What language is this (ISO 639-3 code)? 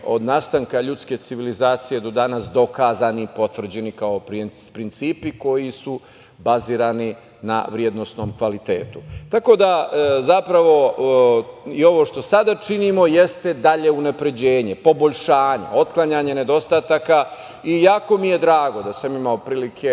srp